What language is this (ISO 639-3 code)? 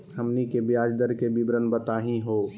mag